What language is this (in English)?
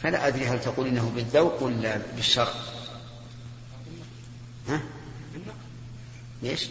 Arabic